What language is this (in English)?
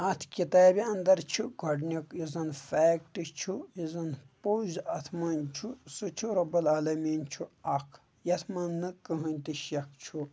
Kashmiri